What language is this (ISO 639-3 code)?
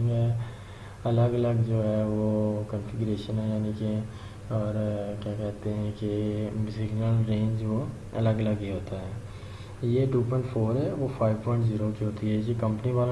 urd